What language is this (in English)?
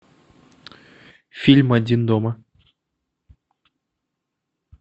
Russian